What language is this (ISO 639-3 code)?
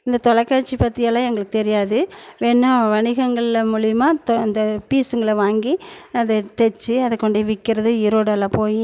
tam